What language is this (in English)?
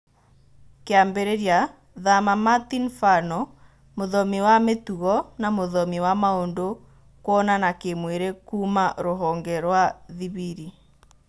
Kikuyu